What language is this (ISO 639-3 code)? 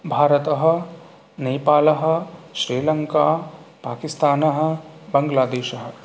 san